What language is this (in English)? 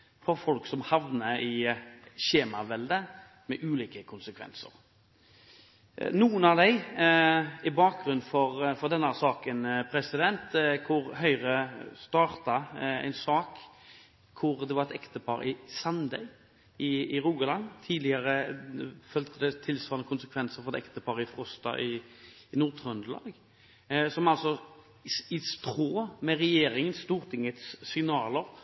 Norwegian Bokmål